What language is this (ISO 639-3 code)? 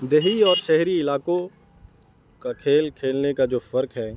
urd